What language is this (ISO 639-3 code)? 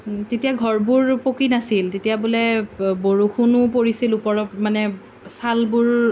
asm